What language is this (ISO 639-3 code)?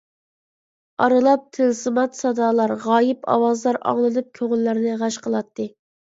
uig